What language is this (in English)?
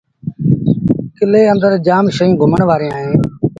Sindhi Bhil